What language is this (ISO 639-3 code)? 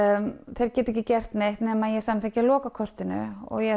isl